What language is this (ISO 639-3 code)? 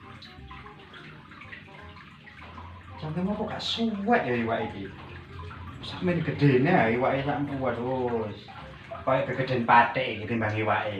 tha